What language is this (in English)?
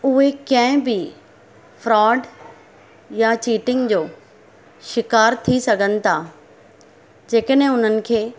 Sindhi